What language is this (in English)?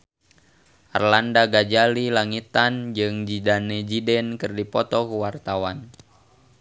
Sundanese